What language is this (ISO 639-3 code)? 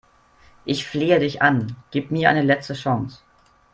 deu